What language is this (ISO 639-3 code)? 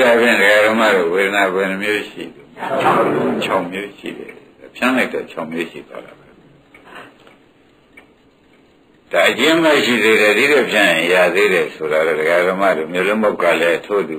ind